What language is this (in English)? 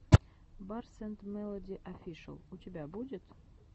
Russian